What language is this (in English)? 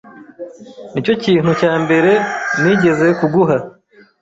Kinyarwanda